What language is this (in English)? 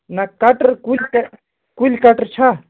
Kashmiri